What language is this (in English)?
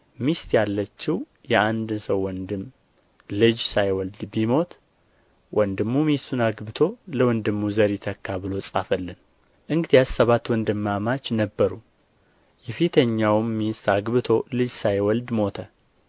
Amharic